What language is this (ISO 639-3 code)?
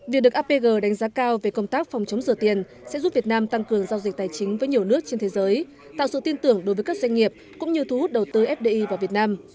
vie